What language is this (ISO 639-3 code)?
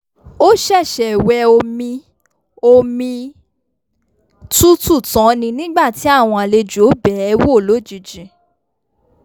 yor